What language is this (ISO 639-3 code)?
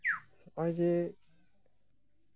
sat